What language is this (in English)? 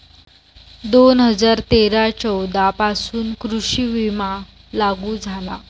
Marathi